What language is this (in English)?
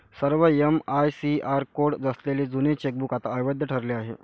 Marathi